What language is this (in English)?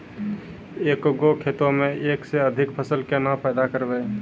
Maithili